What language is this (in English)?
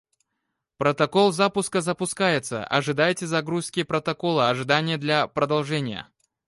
Russian